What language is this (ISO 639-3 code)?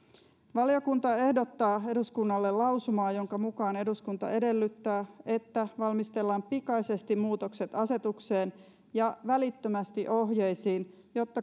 fin